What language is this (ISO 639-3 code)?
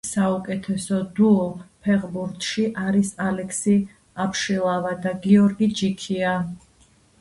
kat